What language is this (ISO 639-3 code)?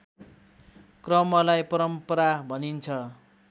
nep